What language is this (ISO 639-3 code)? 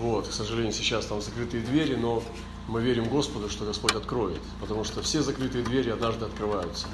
rus